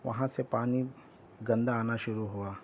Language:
Urdu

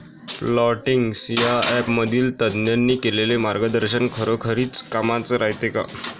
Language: Marathi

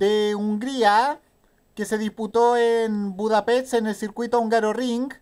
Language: Spanish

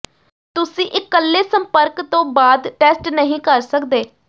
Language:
Punjabi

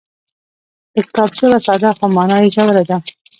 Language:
Pashto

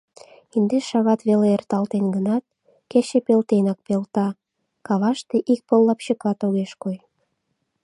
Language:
Mari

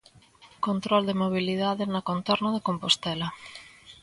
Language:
Galician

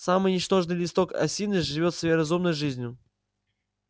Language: Russian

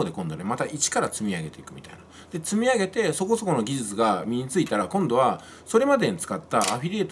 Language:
Japanese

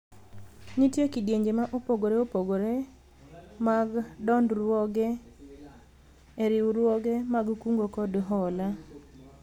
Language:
Luo (Kenya and Tanzania)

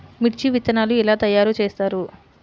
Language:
Telugu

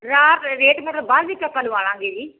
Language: Punjabi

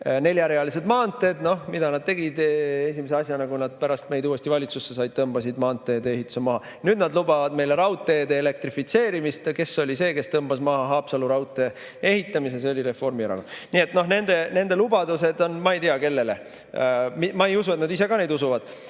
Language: Estonian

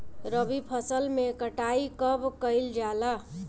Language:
Bhojpuri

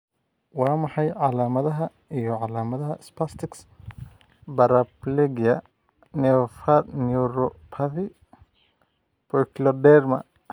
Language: Somali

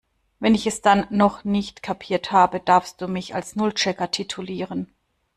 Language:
German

